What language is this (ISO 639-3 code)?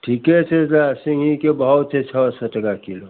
mai